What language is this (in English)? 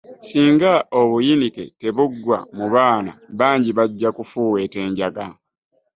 Ganda